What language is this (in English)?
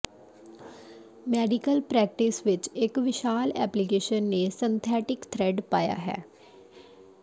Punjabi